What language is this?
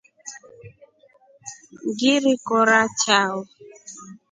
Rombo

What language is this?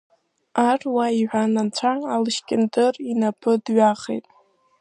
Abkhazian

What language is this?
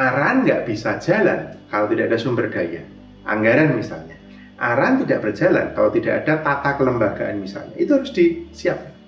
Indonesian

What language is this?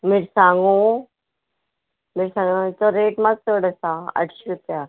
Konkani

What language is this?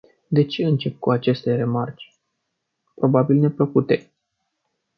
Romanian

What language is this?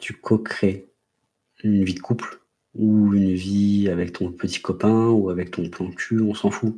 French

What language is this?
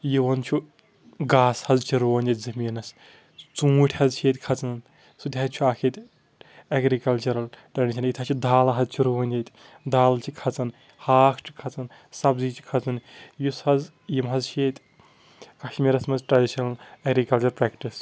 Kashmiri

